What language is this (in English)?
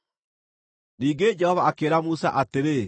Kikuyu